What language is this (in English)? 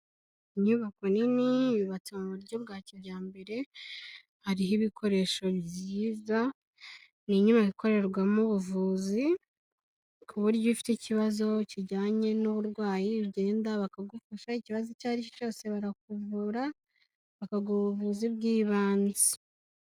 Kinyarwanda